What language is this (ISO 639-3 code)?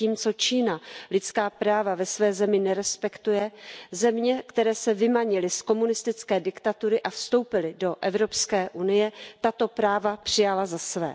ces